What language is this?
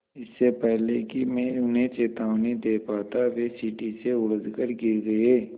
Hindi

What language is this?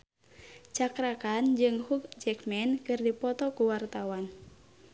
Sundanese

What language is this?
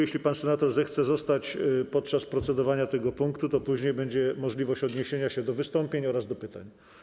Polish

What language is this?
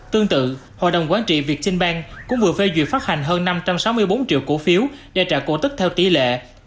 Vietnamese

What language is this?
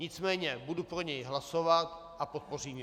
Czech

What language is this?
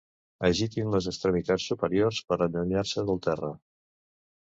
Catalan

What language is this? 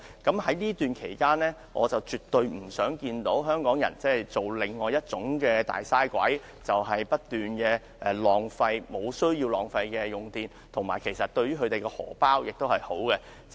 Cantonese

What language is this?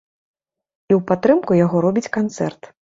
Belarusian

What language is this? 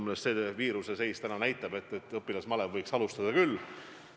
Estonian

